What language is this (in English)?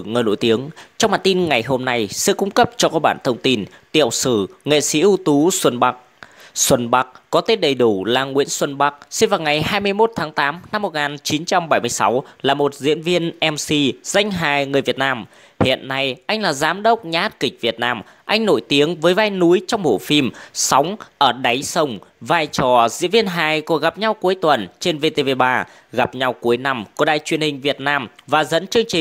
Vietnamese